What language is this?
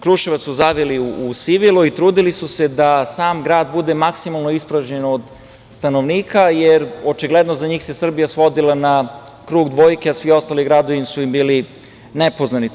Serbian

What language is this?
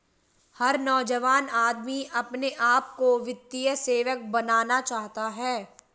Hindi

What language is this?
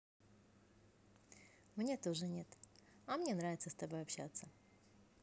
Russian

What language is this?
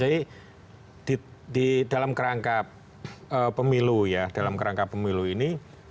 Indonesian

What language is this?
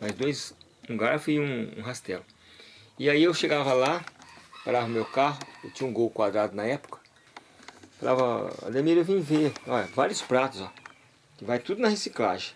Portuguese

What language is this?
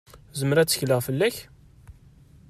Kabyle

